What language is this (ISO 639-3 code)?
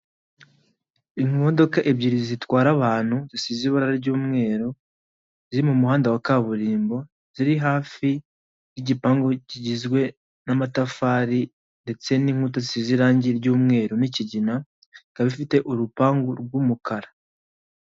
kin